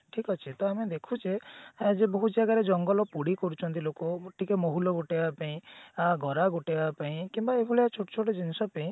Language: Odia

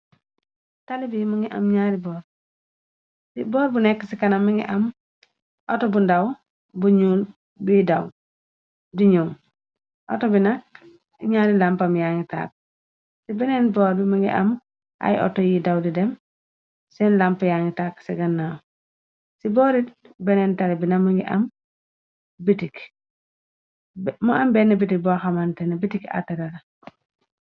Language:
Wolof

